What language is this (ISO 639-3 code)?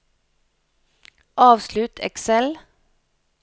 nor